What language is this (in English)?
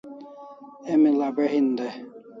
Kalasha